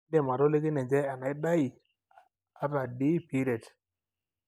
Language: Masai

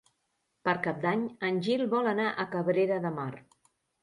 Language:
Catalan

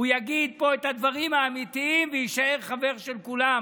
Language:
Hebrew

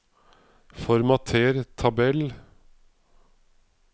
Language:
Norwegian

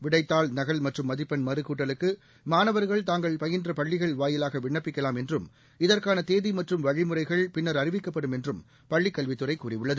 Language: Tamil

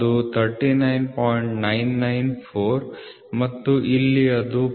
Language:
Kannada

